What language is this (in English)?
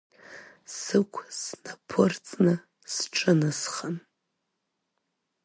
Abkhazian